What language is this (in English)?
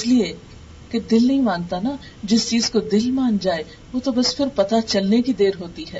Urdu